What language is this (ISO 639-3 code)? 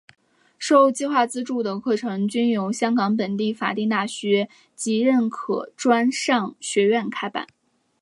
zho